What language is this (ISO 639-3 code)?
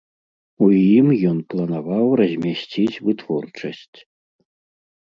bel